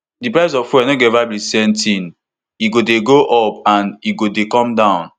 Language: Nigerian Pidgin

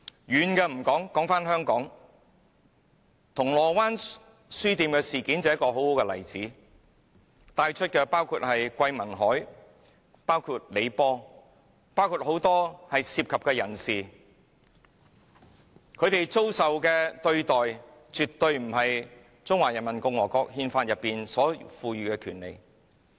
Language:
Cantonese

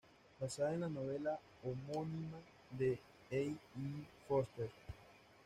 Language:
Spanish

